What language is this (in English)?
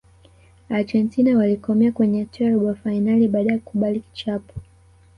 Swahili